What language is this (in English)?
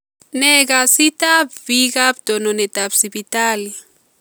Kalenjin